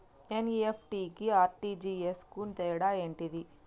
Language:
Telugu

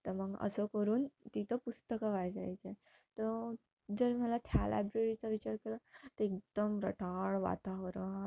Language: Marathi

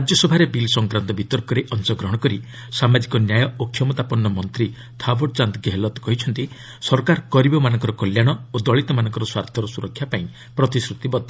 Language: Odia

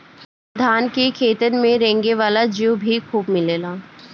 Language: Bhojpuri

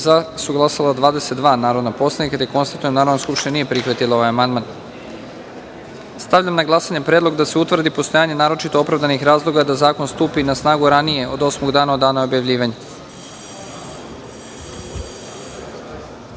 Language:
Serbian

